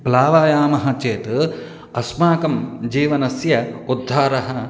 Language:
Sanskrit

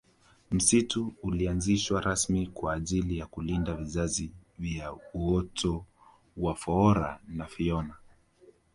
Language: Swahili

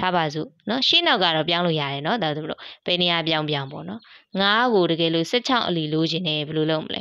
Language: Vietnamese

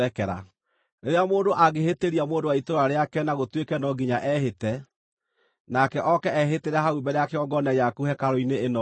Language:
Kikuyu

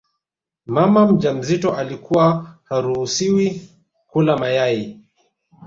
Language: Swahili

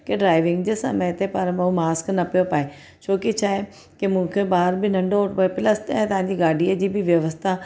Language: Sindhi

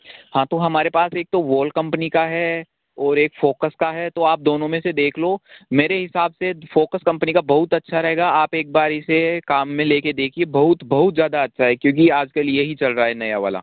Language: Hindi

